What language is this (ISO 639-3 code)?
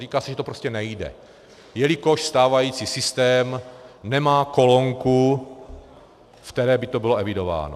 ces